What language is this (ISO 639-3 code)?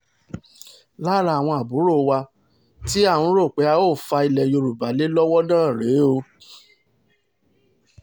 yor